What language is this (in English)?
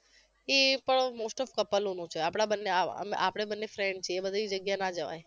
Gujarati